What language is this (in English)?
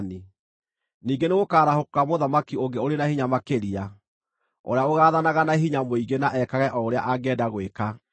Kikuyu